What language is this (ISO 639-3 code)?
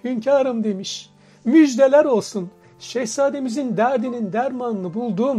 tur